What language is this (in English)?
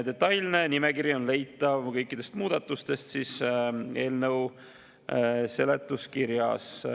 Estonian